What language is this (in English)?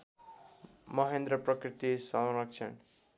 Nepali